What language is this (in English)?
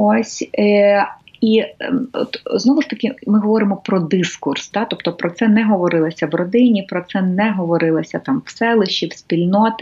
Ukrainian